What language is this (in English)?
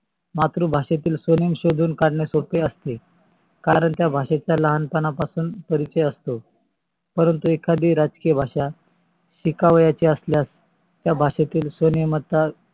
Marathi